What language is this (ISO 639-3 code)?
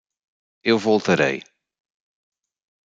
por